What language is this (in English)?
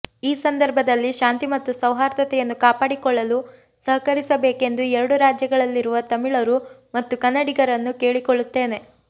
Kannada